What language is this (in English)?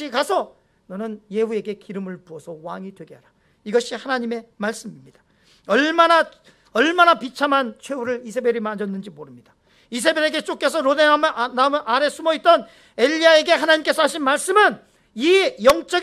Korean